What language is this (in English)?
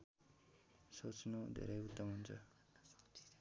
Nepali